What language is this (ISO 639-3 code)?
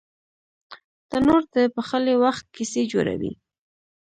pus